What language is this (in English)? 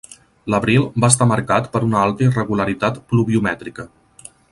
Catalan